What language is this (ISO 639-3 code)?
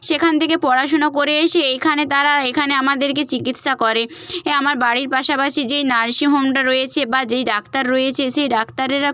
ben